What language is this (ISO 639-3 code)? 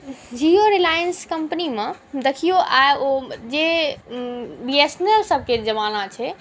mai